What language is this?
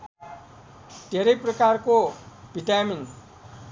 Nepali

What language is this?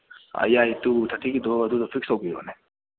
Manipuri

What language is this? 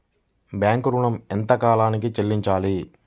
Telugu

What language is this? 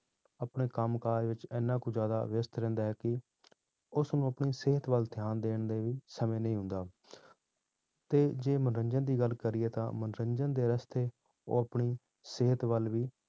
Punjabi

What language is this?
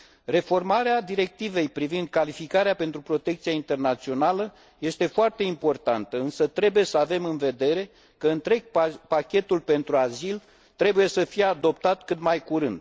Romanian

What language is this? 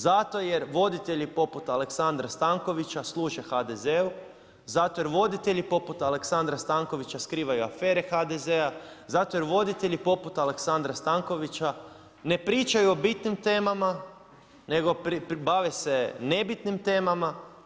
Croatian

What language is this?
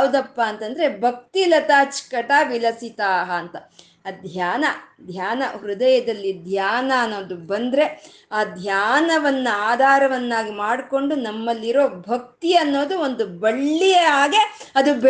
Kannada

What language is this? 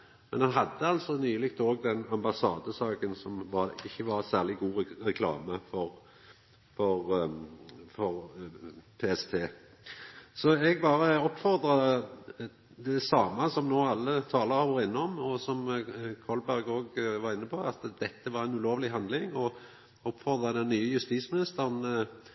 Norwegian Nynorsk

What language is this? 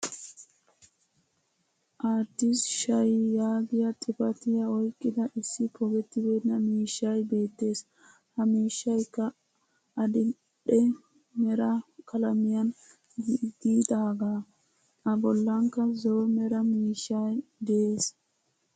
Wolaytta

